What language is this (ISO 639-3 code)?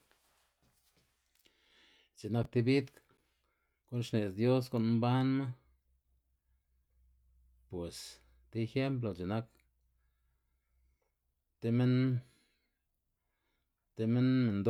ztg